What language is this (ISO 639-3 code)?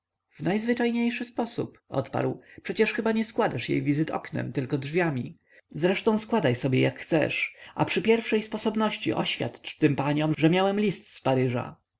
pol